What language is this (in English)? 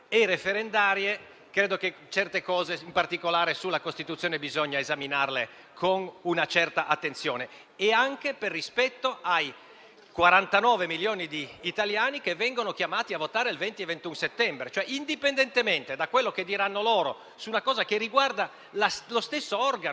Italian